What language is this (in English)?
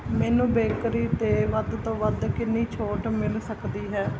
Punjabi